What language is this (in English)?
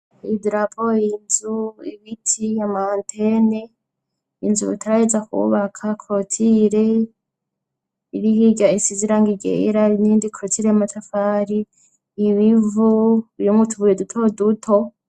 Rundi